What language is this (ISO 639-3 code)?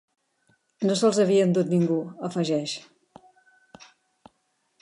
cat